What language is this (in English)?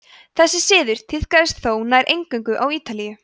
Icelandic